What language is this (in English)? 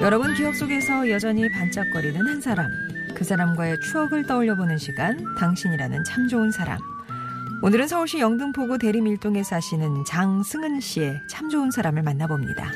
Korean